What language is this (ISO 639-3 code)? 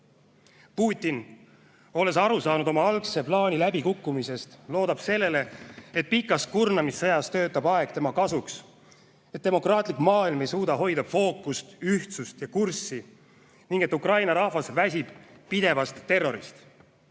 est